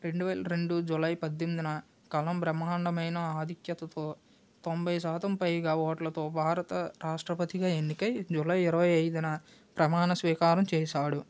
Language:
Telugu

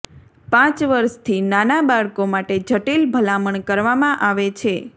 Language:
Gujarati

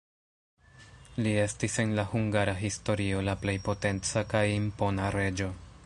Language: Esperanto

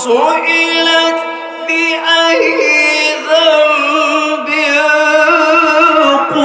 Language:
Arabic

